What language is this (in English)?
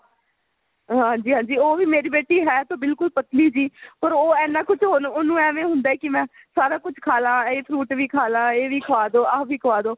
Punjabi